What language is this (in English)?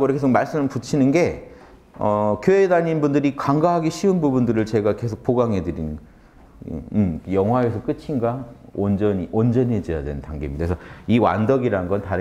Korean